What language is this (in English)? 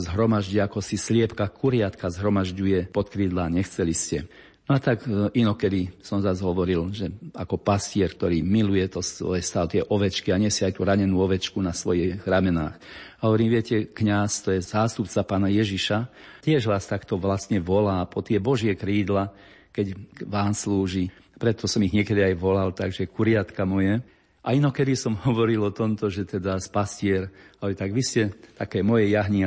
Slovak